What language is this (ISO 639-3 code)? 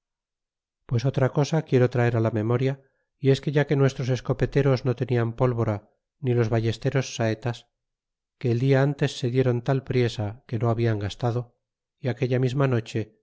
spa